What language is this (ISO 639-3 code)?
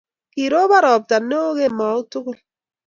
kln